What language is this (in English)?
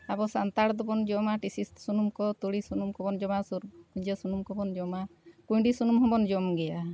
Santali